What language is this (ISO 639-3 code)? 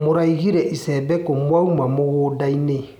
kik